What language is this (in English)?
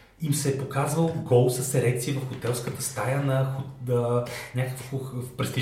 Bulgarian